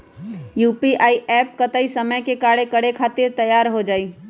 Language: Magahi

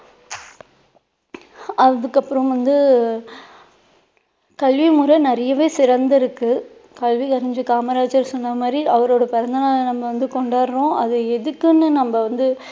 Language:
Tamil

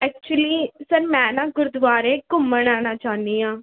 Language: Punjabi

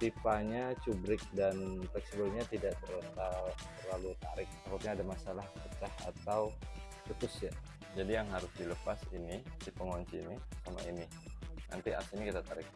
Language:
Indonesian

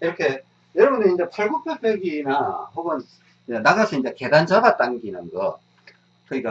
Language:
Korean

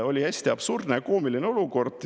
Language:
Estonian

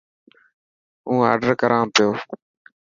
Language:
Dhatki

